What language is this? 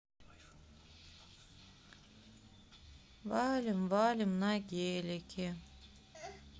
Russian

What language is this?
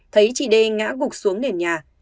Vietnamese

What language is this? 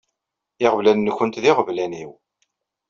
Kabyle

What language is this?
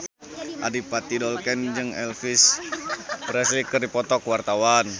Sundanese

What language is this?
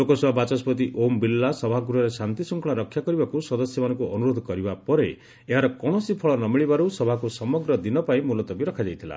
Odia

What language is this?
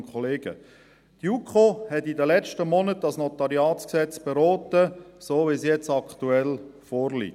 Swiss German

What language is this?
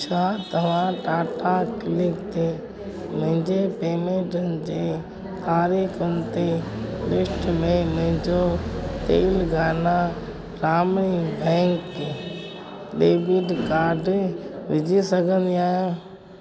Sindhi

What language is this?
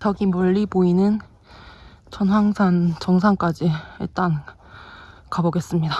Korean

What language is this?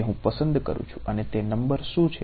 Gujarati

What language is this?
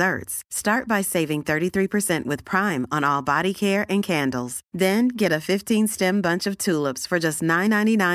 Urdu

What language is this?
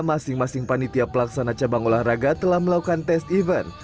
Indonesian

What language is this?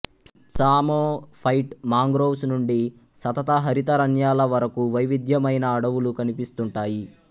Telugu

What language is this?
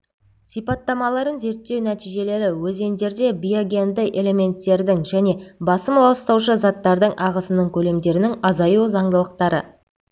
Kazakh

